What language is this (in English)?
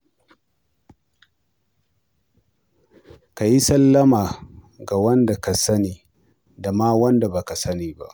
Hausa